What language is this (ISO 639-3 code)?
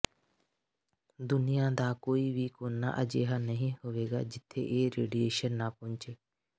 pan